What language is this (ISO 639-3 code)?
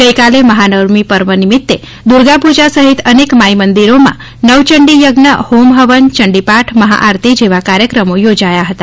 guj